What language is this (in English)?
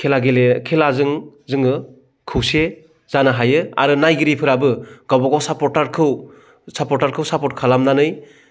Bodo